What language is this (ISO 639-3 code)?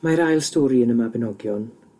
cym